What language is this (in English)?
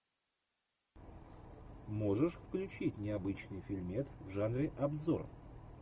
Russian